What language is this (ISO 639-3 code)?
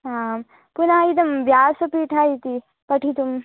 san